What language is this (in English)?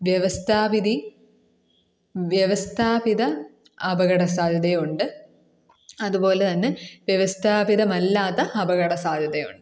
Malayalam